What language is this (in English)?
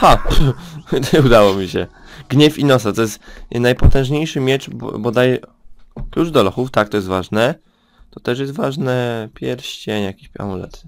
Polish